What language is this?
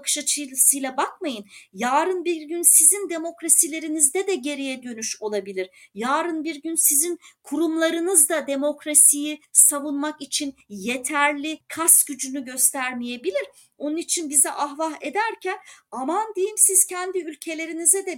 Turkish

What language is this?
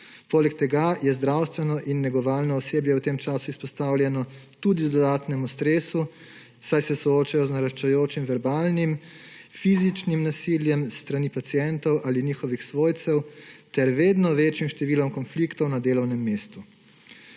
Slovenian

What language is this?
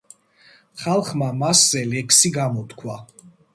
Georgian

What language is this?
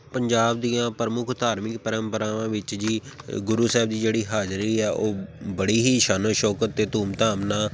Punjabi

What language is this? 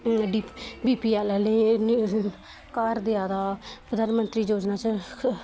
Dogri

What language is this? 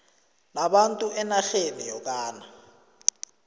South Ndebele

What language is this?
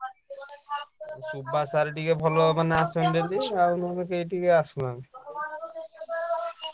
Odia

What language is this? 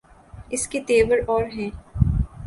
Urdu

